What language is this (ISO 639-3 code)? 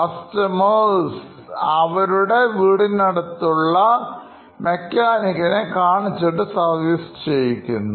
mal